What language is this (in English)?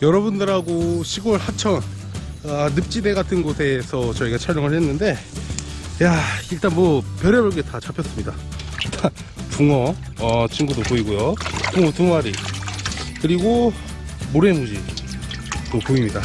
Korean